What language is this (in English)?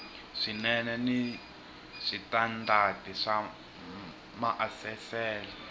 Tsonga